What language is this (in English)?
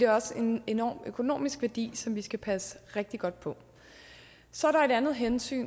Danish